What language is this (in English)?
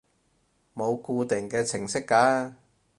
Cantonese